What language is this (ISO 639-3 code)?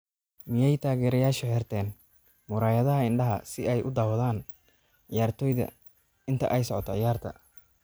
som